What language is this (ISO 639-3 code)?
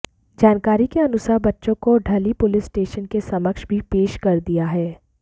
hin